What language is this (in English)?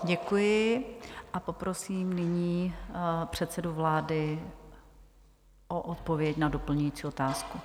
Czech